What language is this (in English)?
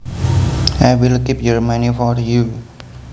Javanese